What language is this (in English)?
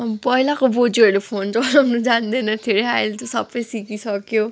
Nepali